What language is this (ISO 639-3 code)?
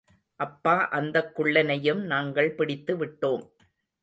tam